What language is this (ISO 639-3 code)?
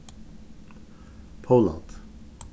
fao